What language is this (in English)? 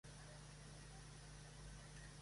Spanish